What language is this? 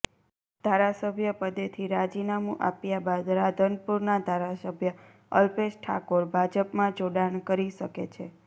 Gujarati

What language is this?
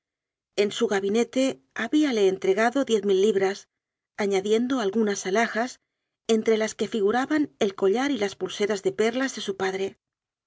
Spanish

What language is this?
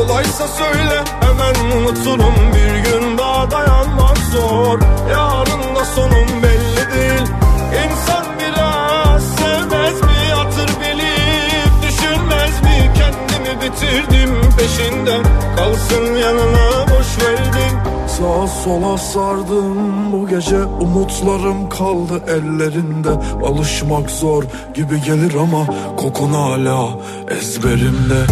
Turkish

